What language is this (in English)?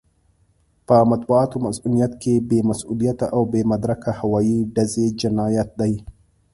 Pashto